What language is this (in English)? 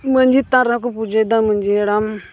Santali